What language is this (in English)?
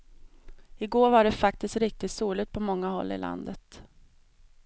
Swedish